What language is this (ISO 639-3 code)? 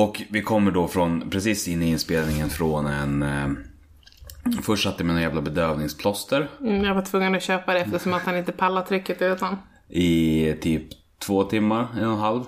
swe